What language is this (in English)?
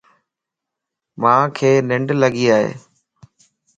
Lasi